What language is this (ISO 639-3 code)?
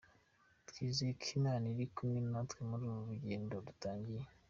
kin